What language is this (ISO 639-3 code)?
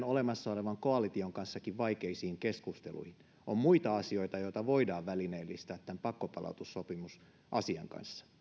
fin